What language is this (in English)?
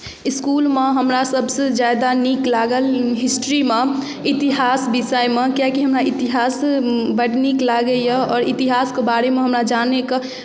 Maithili